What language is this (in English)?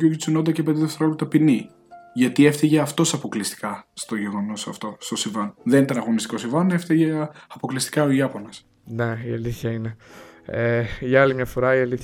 Greek